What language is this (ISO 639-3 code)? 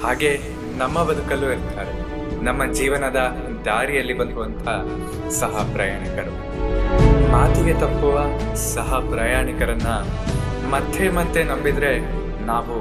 kan